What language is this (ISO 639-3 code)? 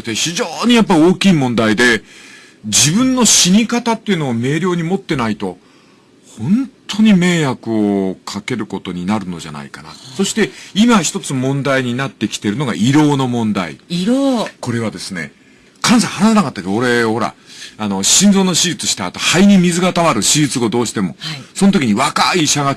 jpn